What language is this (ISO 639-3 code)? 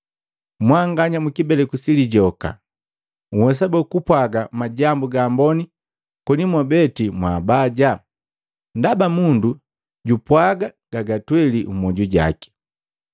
mgv